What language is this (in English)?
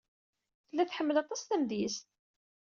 Kabyle